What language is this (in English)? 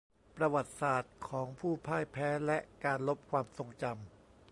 Thai